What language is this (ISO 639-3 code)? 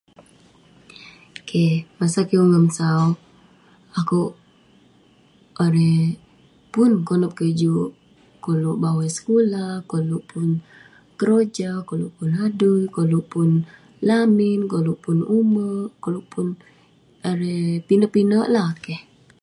pne